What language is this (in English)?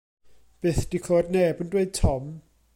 Welsh